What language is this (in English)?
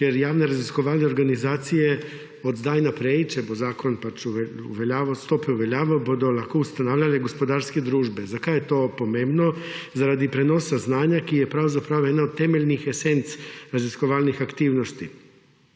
Slovenian